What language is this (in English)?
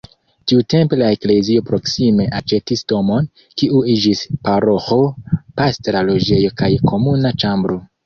Esperanto